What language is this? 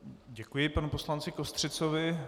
Czech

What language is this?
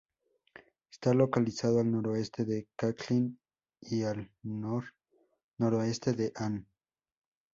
Spanish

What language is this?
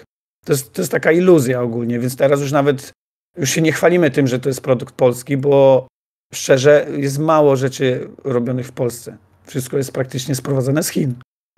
Polish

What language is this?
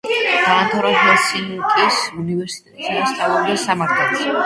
Georgian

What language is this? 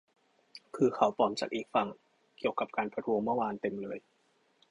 Thai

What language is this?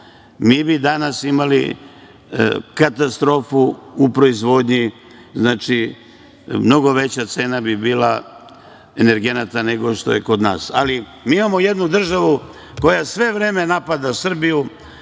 Serbian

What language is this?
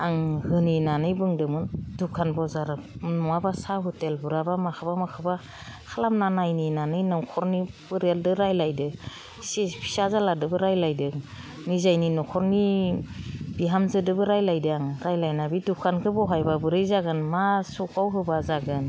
Bodo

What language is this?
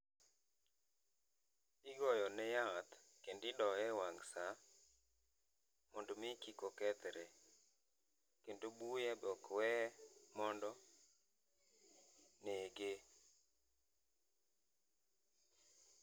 Luo (Kenya and Tanzania)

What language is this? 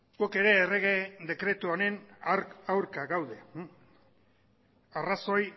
Basque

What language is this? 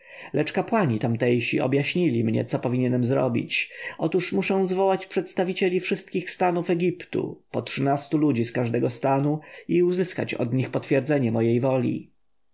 Polish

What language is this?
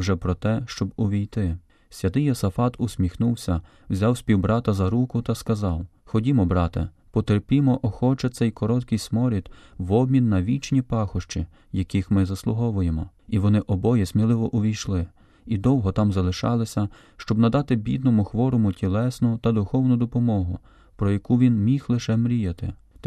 Ukrainian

